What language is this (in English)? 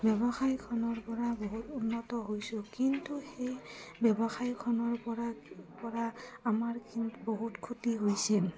Assamese